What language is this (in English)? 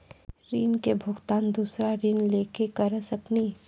Maithili